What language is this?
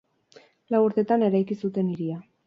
Basque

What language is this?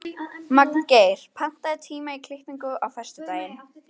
Icelandic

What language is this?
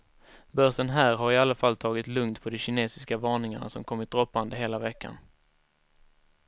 Swedish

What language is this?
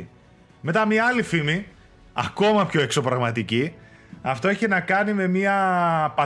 Greek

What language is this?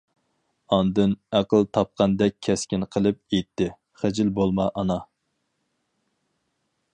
Uyghur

